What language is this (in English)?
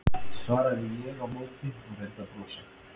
Icelandic